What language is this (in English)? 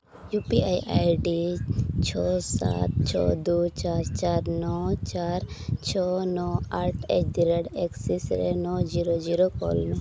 Santali